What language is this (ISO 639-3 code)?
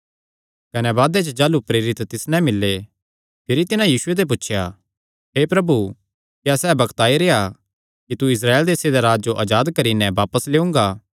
xnr